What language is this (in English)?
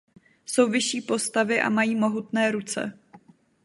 Czech